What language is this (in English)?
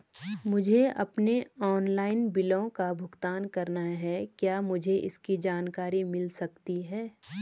Hindi